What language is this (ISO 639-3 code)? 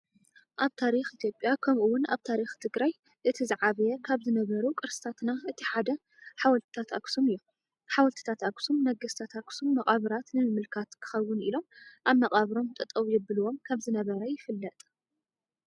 tir